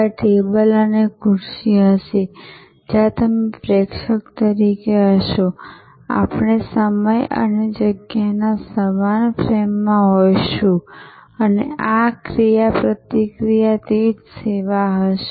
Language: Gujarati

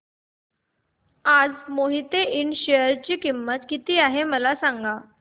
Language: Marathi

